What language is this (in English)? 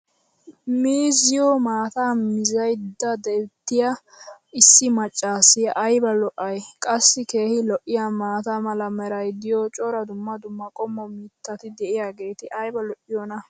Wolaytta